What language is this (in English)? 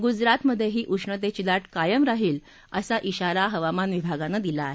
Marathi